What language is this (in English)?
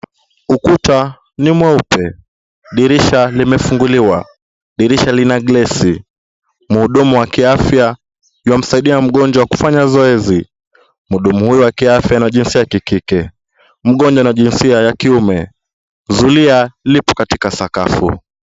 Swahili